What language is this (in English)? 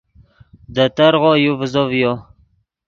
Yidgha